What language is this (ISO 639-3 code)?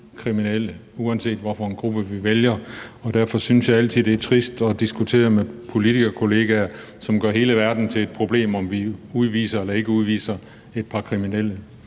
dan